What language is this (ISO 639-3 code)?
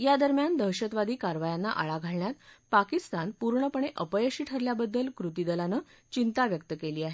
mar